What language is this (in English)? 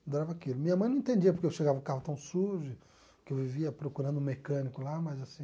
Portuguese